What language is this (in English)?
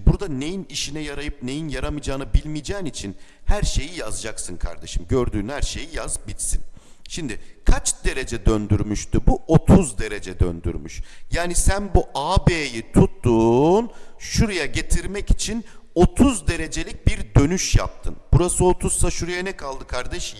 Turkish